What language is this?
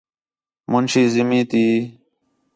Khetrani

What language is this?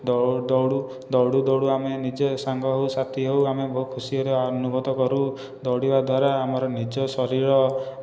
Odia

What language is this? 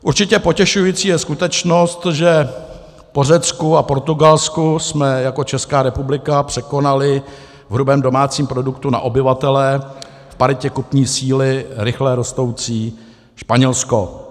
Czech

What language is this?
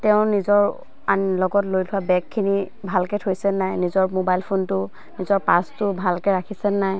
Assamese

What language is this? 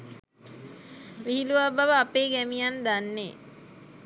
Sinhala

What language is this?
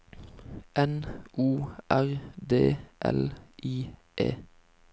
Norwegian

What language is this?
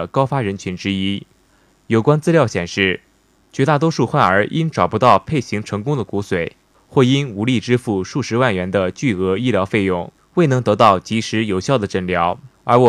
Chinese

